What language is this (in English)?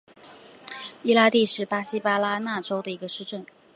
Chinese